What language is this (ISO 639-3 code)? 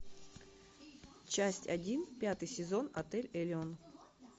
rus